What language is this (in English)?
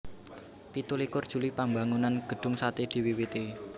Javanese